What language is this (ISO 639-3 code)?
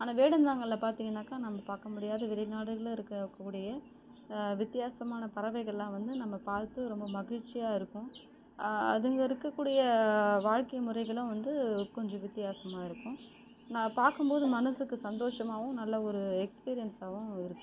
tam